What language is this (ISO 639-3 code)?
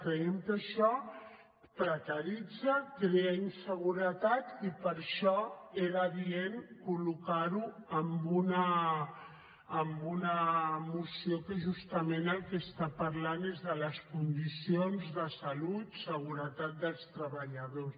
cat